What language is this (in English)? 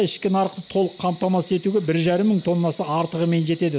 Kazakh